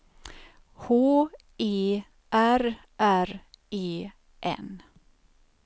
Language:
Swedish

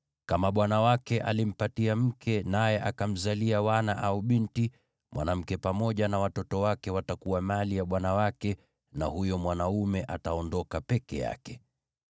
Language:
Swahili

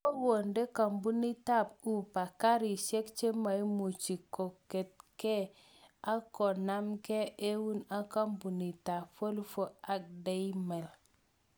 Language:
Kalenjin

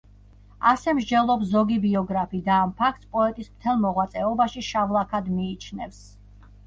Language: Georgian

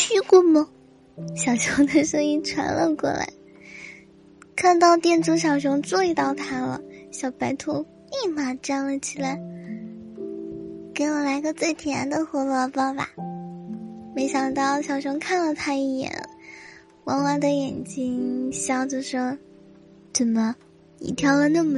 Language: Chinese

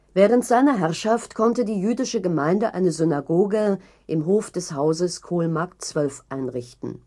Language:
German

